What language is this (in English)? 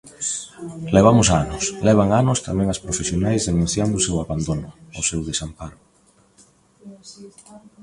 Galician